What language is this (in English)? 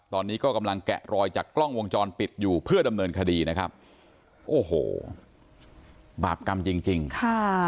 Thai